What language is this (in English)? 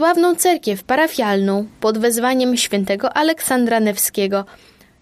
Polish